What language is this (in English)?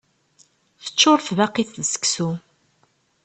Kabyle